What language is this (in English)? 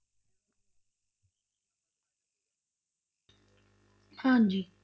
Punjabi